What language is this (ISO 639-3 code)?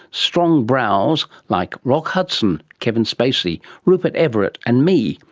eng